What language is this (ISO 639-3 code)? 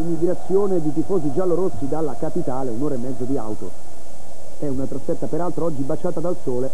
ita